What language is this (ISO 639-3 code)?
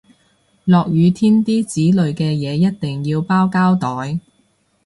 yue